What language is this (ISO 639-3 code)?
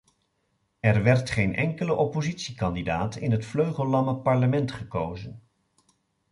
nld